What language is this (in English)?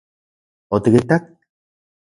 Central Puebla Nahuatl